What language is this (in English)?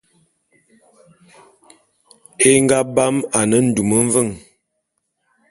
Bulu